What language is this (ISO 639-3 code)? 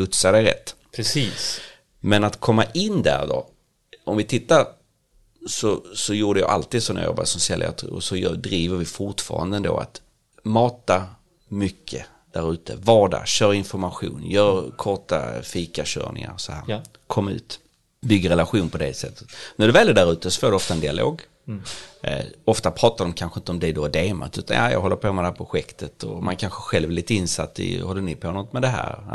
swe